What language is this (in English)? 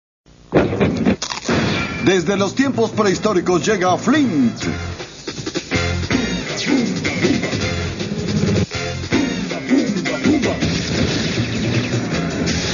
Spanish